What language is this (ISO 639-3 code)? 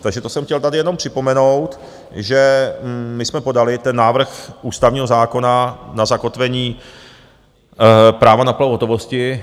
ces